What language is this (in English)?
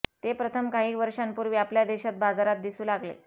Marathi